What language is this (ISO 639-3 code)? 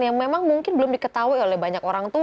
ind